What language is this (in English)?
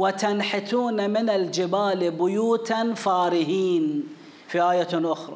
Arabic